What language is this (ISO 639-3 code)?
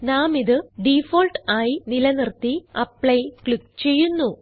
mal